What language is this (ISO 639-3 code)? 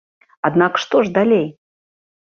bel